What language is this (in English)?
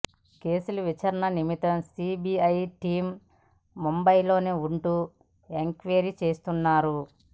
Telugu